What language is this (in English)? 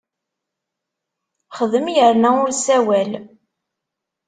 Kabyle